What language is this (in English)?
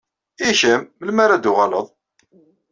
Kabyle